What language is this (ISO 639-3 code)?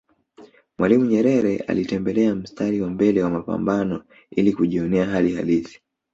swa